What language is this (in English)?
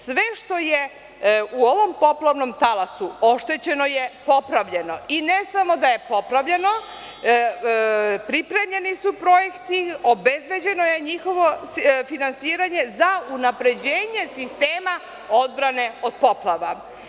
Serbian